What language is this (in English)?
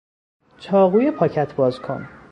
Persian